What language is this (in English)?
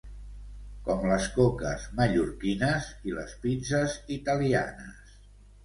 Catalan